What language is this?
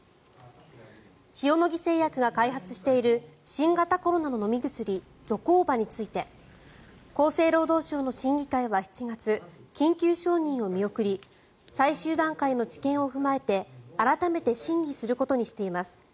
Japanese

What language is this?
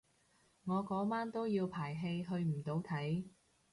Cantonese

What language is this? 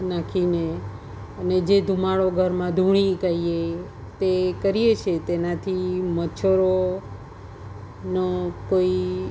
Gujarati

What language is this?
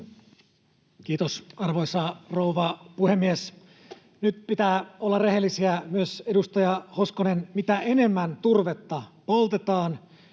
Finnish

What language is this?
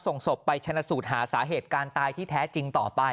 Thai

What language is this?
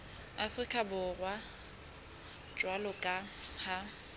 Southern Sotho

